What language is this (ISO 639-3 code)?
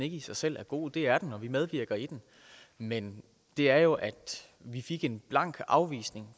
dan